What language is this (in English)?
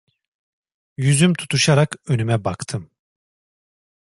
Turkish